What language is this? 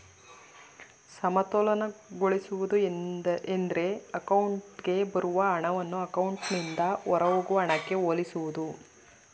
Kannada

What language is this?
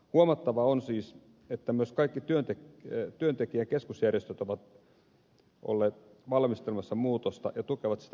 Finnish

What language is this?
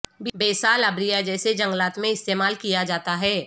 Urdu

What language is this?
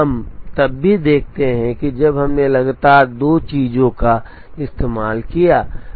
Hindi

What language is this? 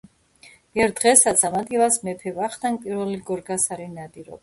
Georgian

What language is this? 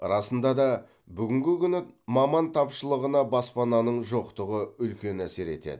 Kazakh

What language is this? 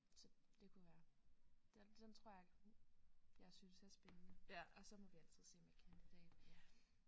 Danish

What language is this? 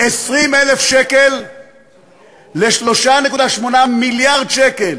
Hebrew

